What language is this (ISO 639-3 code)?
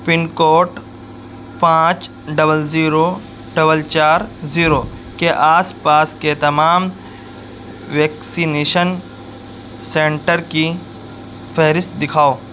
urd